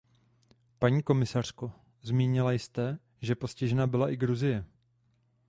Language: Czech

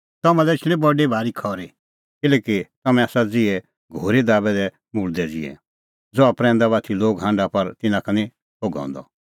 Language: Kullu Pahari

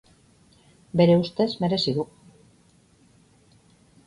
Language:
Basque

